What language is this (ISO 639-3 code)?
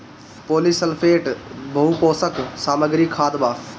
bho